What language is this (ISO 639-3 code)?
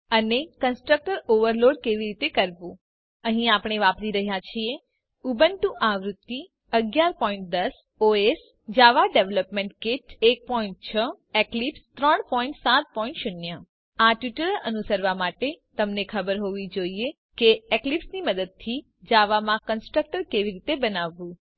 guj